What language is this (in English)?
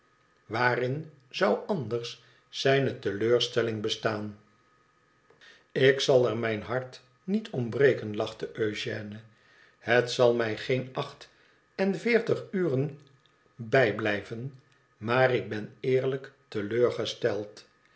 Dutch